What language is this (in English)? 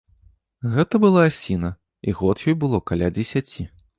Belarusian